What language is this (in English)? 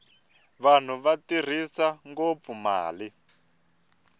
Tsonga